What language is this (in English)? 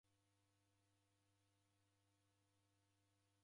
Taita